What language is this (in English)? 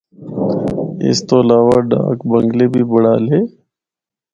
Northern Hindko